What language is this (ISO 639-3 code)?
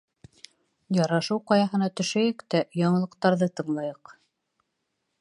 bak